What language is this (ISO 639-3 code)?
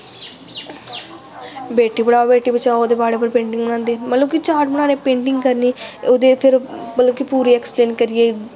doi